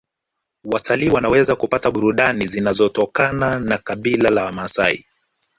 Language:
Swahili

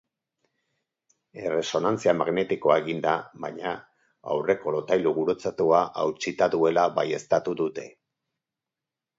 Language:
Basque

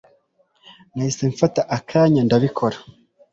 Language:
Kinyarwanda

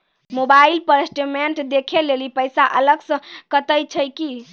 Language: Maithili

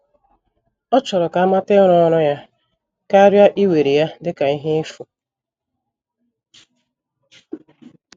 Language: Igbo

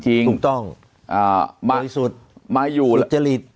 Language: Thai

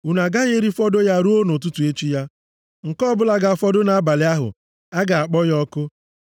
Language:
Igbo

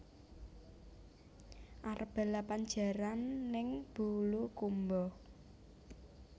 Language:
Javanese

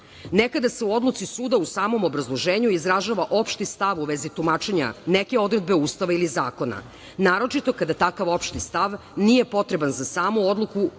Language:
Serbian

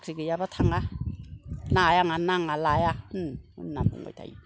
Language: Bodo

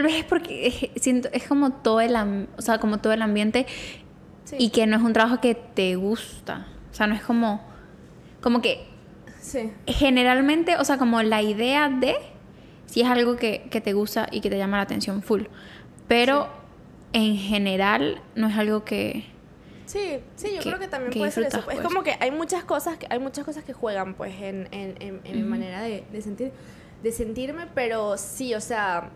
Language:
Spanish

